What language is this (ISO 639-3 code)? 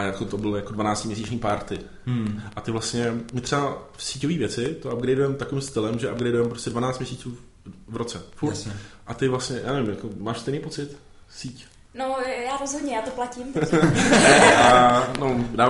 ces